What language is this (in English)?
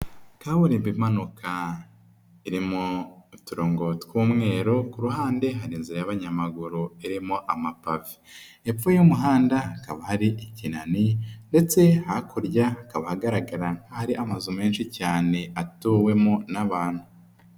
Kinyarwanda